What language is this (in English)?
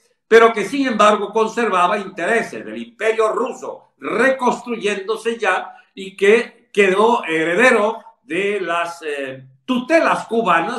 Spanish